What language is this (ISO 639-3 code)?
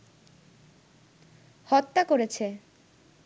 ben